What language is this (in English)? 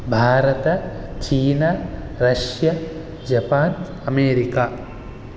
Sanskrit